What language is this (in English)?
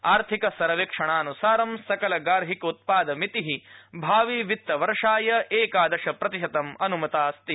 Sanskrit